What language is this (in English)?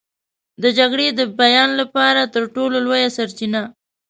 Pashto